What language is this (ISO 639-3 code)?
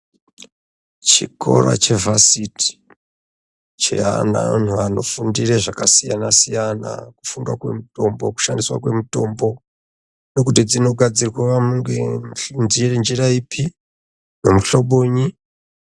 ndc